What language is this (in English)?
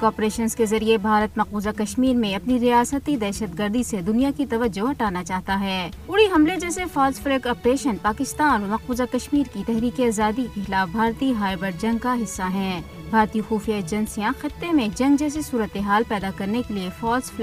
Urdu